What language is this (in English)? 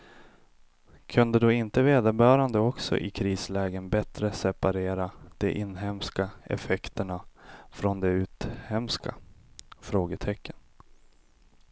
Swedish